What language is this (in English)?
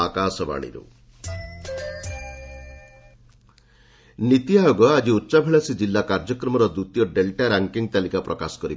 Odia